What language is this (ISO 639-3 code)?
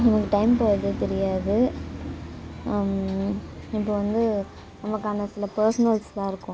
tam